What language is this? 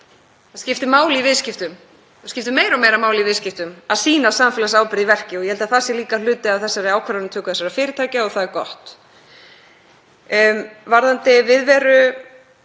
Icelandic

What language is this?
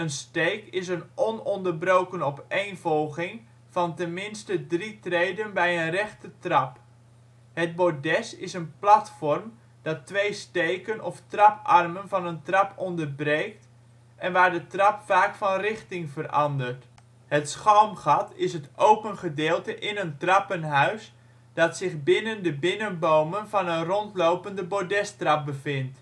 Dutch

